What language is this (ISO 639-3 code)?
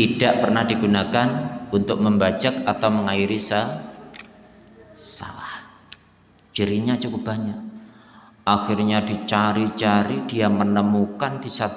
ind